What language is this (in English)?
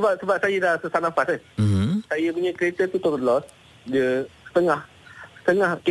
Malay